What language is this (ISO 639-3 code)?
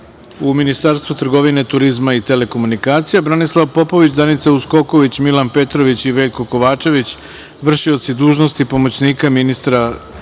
srp